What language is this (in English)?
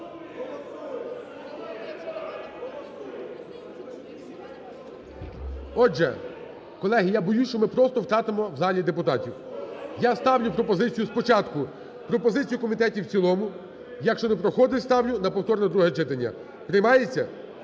Ukrainian